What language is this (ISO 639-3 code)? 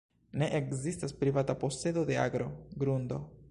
epo